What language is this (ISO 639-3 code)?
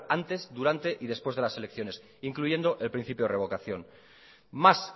spa